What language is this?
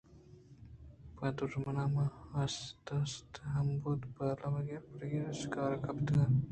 Eastern Balochi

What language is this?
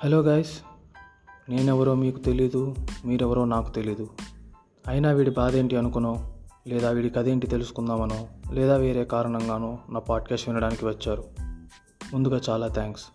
Telugu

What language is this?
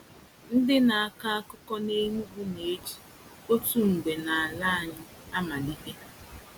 Igbo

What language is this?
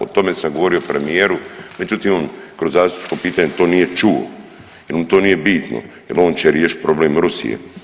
Croatian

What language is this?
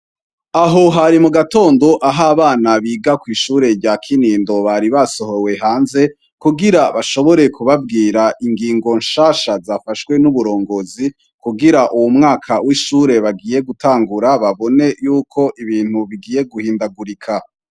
Rundi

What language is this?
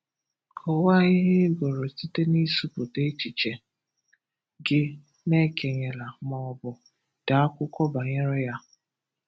Igbo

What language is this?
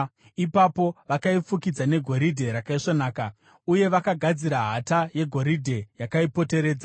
Shona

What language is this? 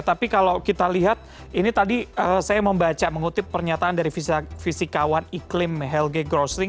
Indonesian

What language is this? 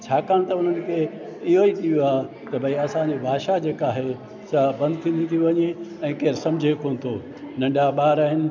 Sindhi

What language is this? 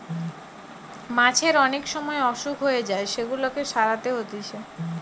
Bangla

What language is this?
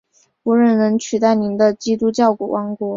Chinese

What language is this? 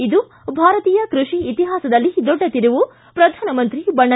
Kannada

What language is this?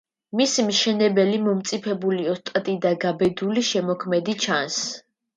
Georgian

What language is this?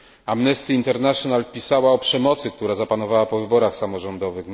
Polish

